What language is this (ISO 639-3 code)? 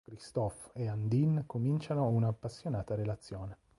ita